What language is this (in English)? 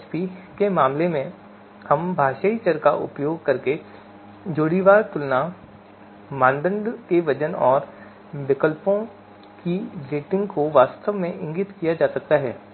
Hindi